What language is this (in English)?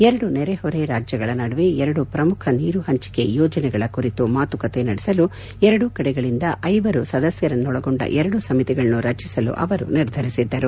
Kannada